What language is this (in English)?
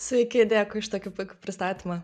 Lithuanian